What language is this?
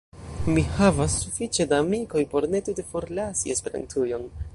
Esperanto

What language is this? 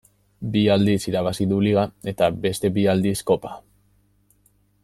Basque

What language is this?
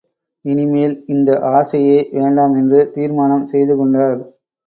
Tamil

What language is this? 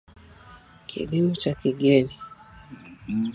Swahili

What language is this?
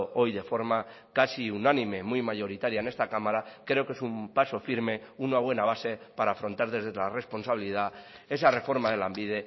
Spanish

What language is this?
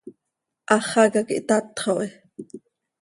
Seri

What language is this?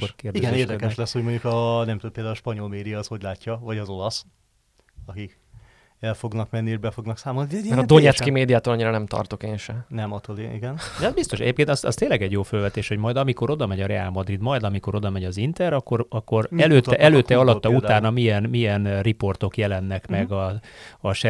Hungarian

